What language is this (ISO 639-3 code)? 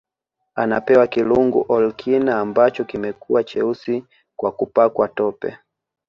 swa